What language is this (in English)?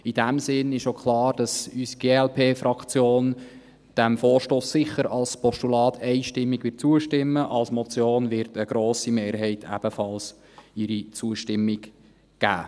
Swiss German